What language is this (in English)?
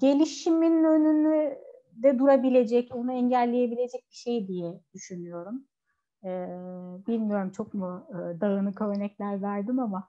Turkish